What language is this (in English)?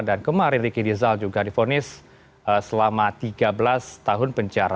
Indonesian